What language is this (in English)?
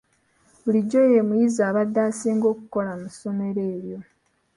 Ganda